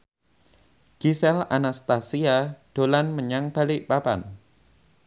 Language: Javanese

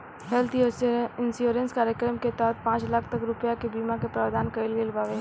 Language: Bhojpuri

